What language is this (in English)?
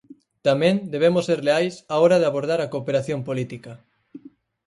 Galician